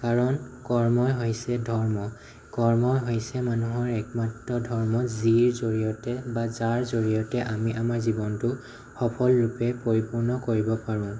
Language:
Assamese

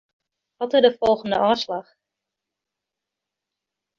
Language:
Western Frisian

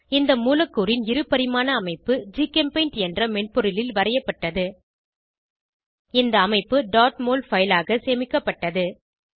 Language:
Tamil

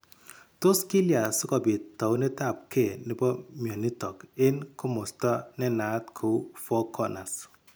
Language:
Kalenjin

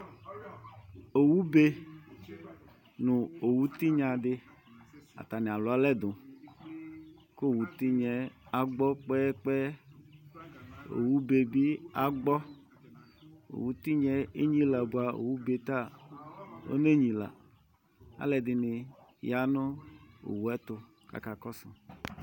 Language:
Ikposo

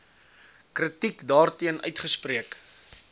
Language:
Afrikaans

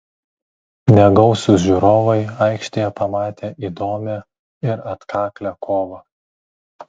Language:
Lithuanian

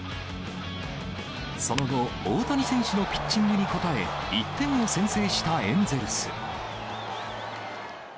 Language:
Japanese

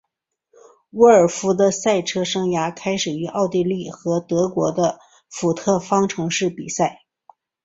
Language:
Chinese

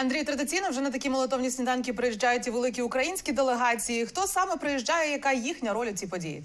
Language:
Ukrainian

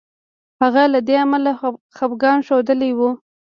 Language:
Pashto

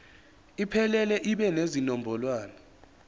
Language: Zulu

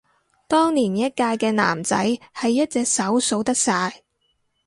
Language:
Cantonese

